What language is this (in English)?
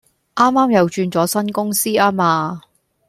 Cantonese